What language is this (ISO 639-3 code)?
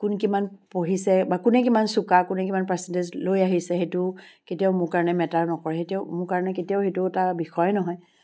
asm